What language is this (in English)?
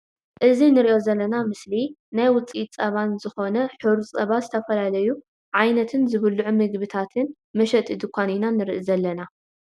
Tigrinya